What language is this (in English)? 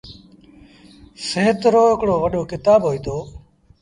Sindhi Bhil